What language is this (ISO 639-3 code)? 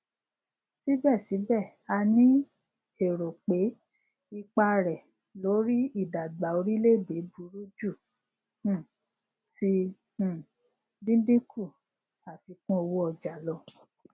yor